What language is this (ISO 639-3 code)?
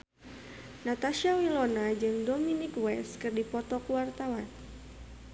sun